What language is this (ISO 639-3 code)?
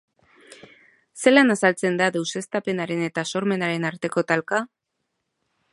eus